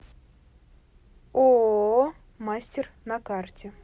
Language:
Russian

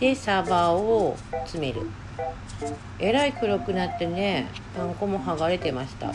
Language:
Japanese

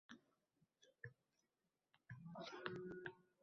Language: Uzbek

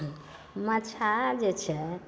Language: Maithili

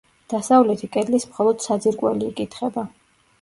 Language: Georgian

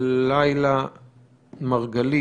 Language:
Hebrew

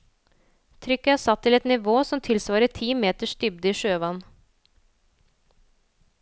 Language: Norwegian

